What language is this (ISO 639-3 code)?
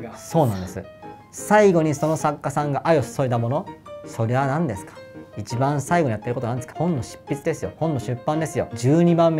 jpn